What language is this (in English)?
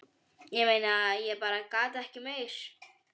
Icelandic